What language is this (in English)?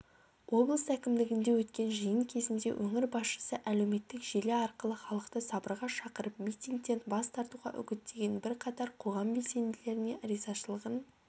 Kazakh